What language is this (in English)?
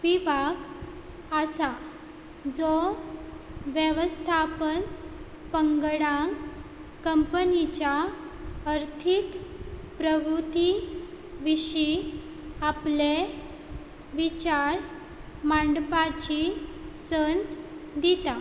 Konkani